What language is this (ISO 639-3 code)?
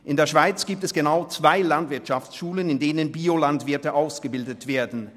gsw